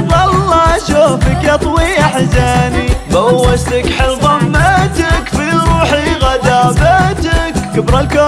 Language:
Arabic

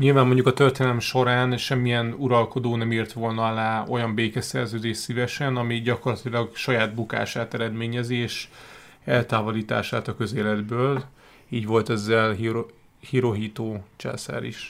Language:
Hungarian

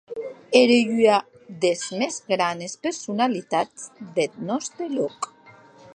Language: Occitan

